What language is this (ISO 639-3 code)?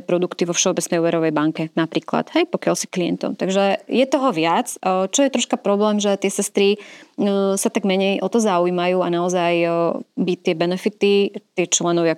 slk